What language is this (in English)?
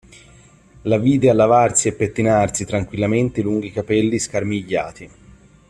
Italian